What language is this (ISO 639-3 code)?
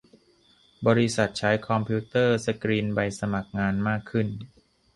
tha